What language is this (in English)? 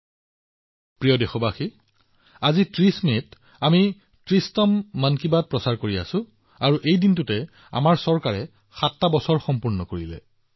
Assamese